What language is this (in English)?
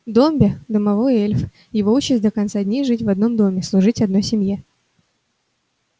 Russian